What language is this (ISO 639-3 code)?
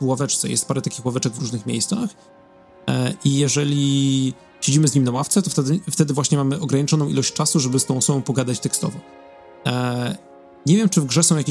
pol